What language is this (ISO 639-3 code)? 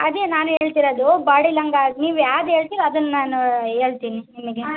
kan